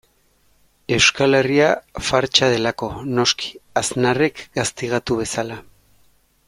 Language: Basque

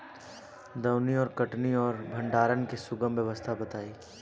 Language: Bhojpuri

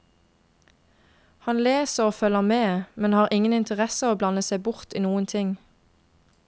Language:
Norwegian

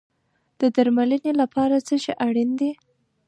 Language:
Pashto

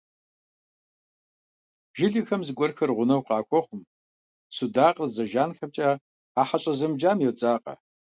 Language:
Kabardian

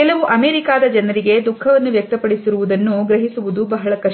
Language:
Kannada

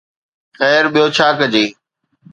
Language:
Sindhi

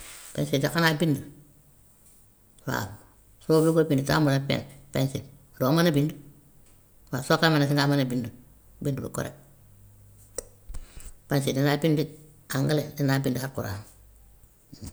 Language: Gambian Wolof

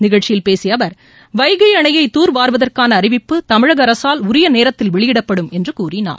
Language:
Tamil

